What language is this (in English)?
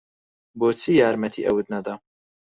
Central Kurdish